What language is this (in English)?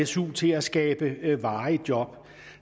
Danish